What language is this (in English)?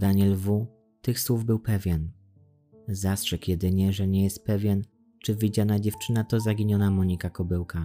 Polish